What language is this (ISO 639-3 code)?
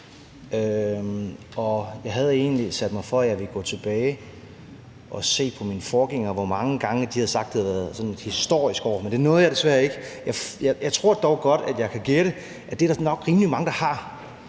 dan